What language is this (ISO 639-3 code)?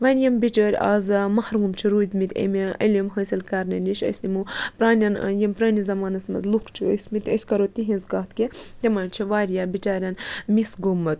kas